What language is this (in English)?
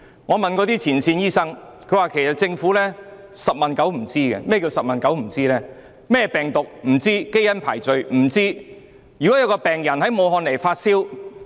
Cantonese